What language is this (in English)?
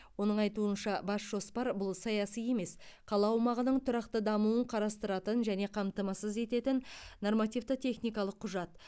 Kazakh